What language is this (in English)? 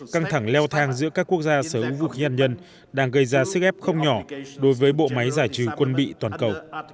Vietnamese